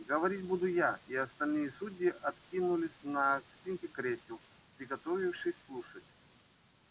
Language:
Russian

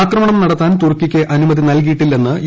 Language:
Malayalam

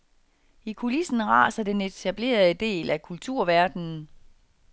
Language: Danish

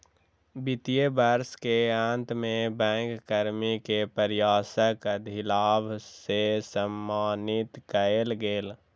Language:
Maithili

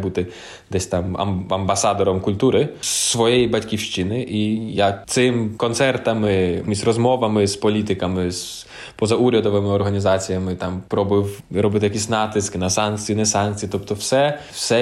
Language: Ukrainian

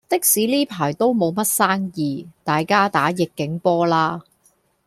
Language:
Cantonese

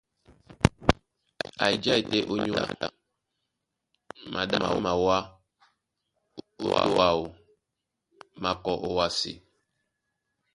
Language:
Duala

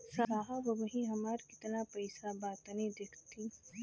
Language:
Bhojpuri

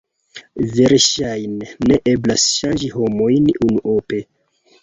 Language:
Esperanto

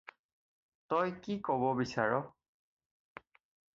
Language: Assamese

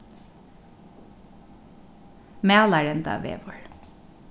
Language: Faroese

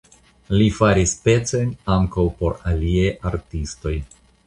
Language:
Esperanto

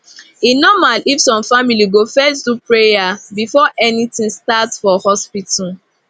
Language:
Nigerian Pidgin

